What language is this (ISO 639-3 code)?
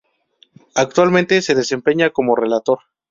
spa